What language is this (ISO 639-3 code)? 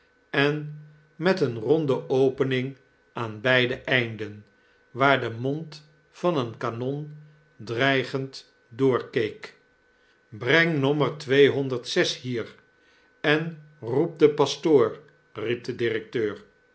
nld